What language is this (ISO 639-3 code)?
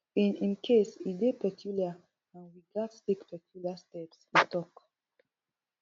pcm